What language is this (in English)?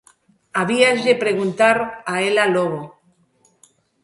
Galician